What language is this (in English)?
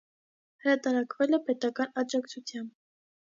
Armenian